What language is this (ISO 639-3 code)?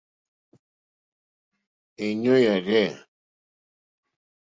bri